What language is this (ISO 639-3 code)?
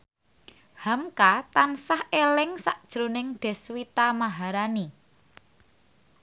jav